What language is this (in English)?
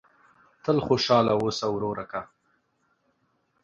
Pashto